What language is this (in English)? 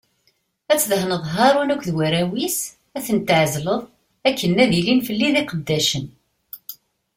Kabyle